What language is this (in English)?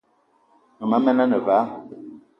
Eton (Cameroon)